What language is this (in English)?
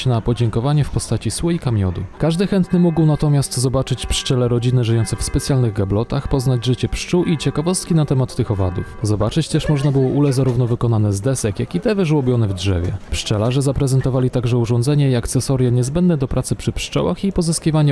Polish